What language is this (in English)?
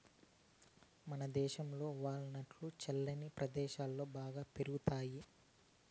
Telugu